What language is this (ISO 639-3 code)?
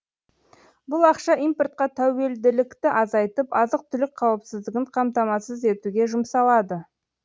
kaz